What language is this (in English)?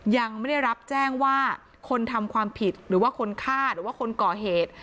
Thai